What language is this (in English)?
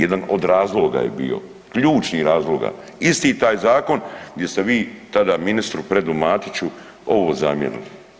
Croatian